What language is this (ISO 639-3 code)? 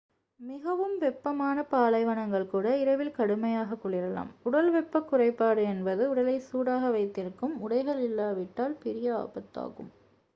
tam